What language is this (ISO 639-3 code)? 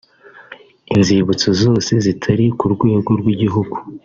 kin